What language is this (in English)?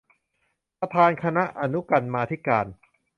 Thai